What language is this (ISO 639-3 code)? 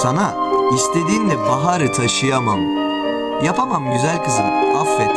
tur